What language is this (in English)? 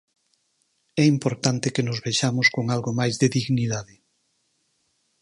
Galician